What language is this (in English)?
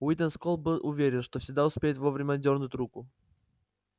Russian